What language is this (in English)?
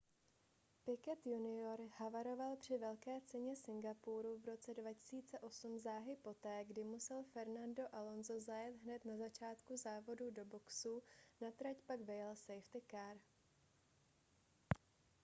Czech